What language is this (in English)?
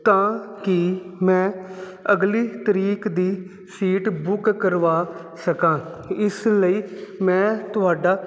Punjabi